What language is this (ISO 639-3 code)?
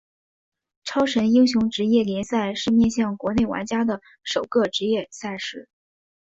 zho